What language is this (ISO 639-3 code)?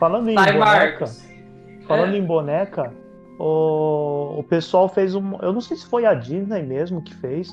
por